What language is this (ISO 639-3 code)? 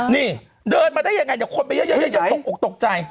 tha